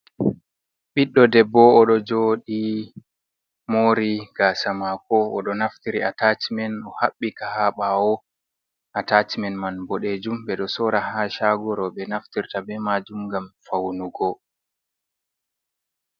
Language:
Fula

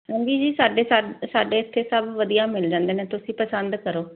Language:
Punjabi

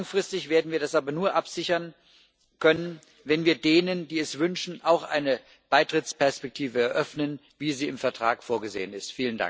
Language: German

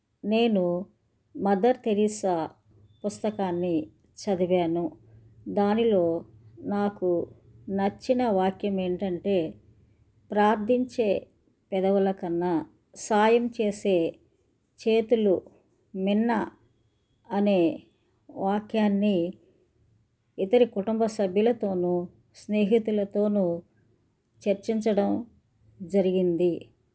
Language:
Telugu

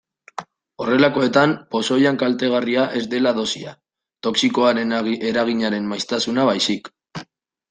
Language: Basque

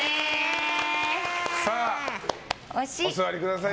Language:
Japanese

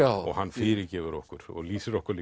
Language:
Icelandic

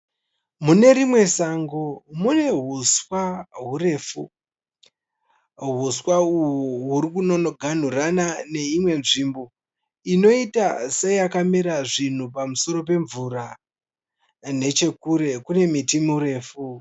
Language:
Shona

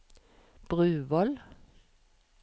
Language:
Norwegian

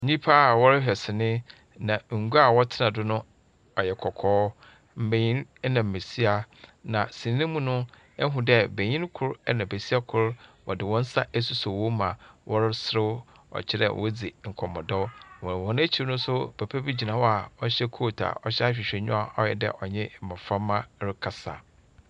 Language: Akan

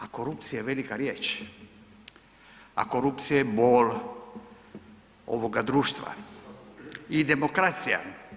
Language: Croatian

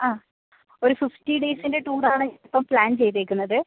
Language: Malayalam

